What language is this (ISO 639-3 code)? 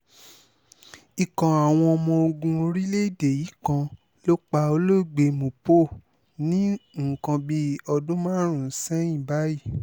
yor